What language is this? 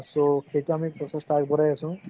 Assamese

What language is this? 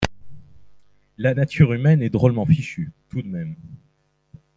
French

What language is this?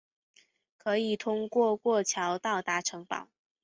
Chinese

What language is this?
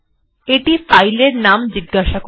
Bangla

